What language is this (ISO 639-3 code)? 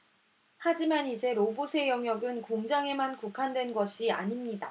kor